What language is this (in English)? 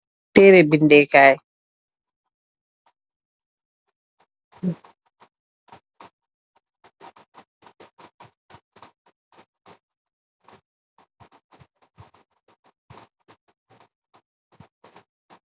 Wolof